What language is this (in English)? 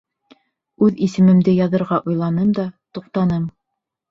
Bashkir